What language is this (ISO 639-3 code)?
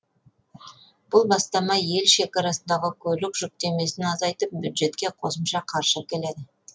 kaz